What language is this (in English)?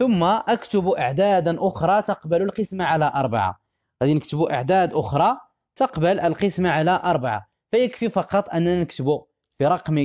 Arabic